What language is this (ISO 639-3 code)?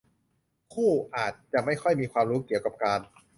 tha